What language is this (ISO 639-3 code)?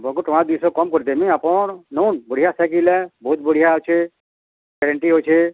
ori